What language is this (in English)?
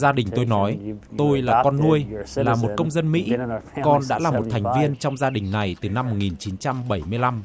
Vietnamese